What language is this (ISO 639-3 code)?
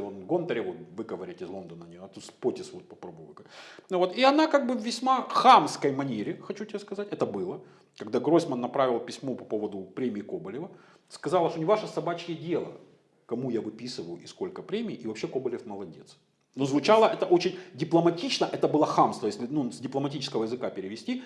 rus